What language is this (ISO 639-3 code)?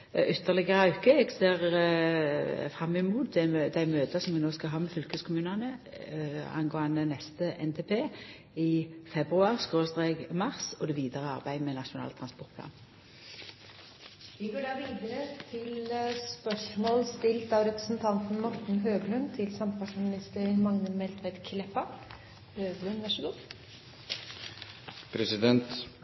nor